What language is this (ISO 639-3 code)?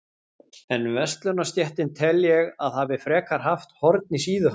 isl